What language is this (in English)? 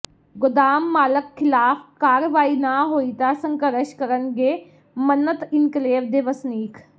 Punjabi